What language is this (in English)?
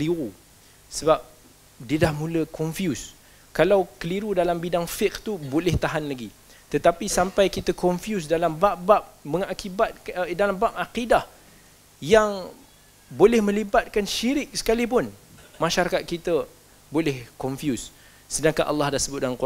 Malay